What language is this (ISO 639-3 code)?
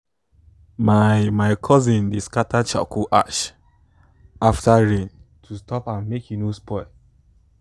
pcm